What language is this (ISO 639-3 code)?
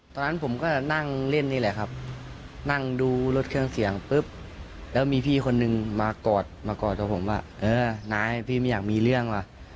tha